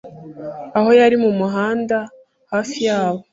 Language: Kinyarwanda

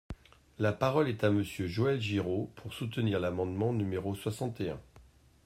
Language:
French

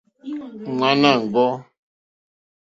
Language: Mokpwe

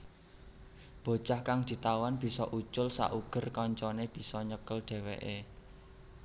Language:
Javanese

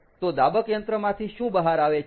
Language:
Gujarati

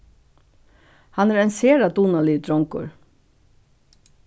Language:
Faroese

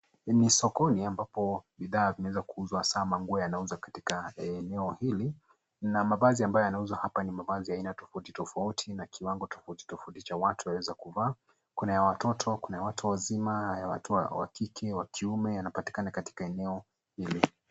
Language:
Swahili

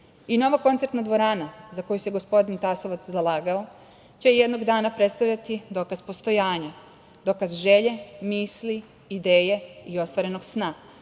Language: Serbian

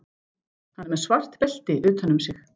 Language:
Icelandic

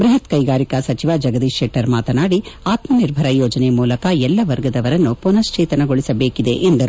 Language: Kannada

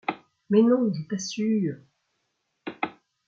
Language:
French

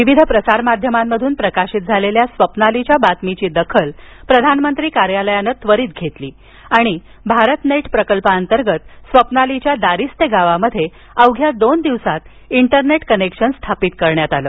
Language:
Marathi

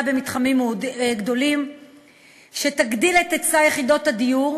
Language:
Hebrew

